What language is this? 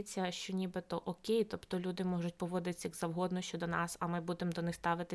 Ukrainian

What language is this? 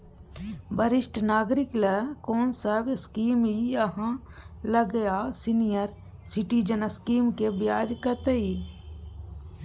Maithili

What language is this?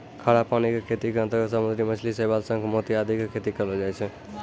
Maithili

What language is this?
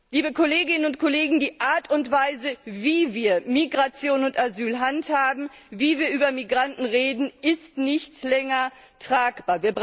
German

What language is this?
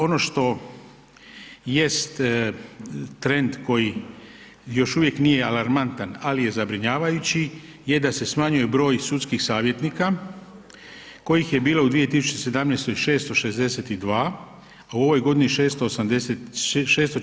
Croatian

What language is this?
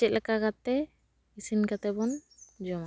Santali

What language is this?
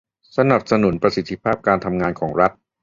Thai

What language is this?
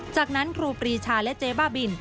Thai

